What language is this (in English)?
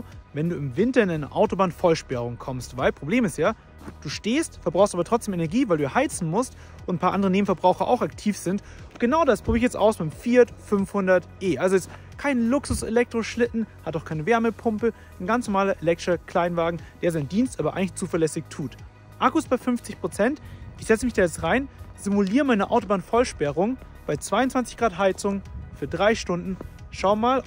German